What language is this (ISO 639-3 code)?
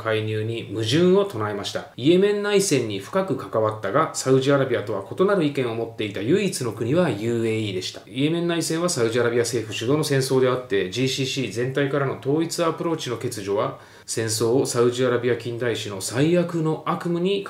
jpn